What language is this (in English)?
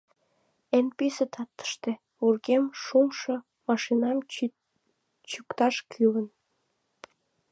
Mari